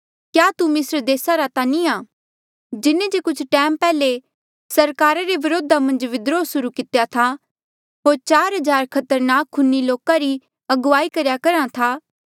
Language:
Mandeali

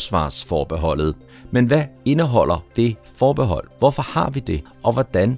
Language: Danish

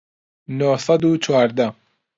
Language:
Central Kurdish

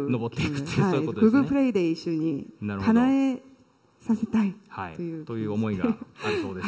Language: Japanese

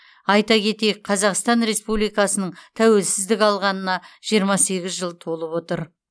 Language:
Kazakh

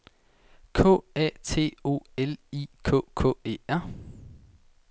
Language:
Danish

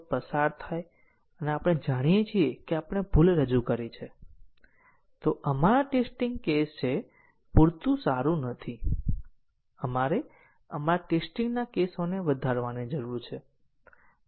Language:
Gujarati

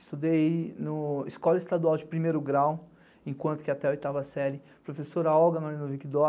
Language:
Portuguese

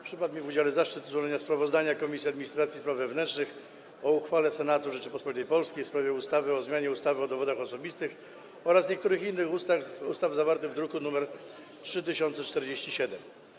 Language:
Polish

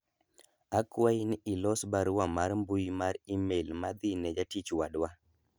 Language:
Luo (Kenya and Tanzania)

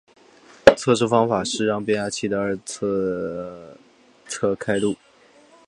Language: Chinese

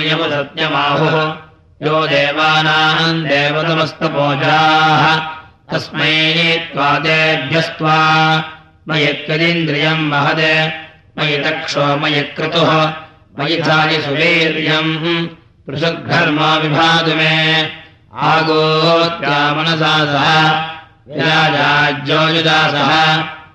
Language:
Russian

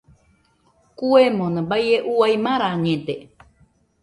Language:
Nüpode Huitoto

